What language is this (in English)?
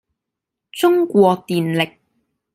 Cantonese